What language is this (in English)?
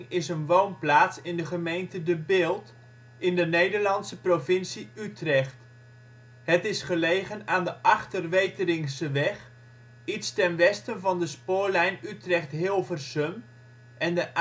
Dutch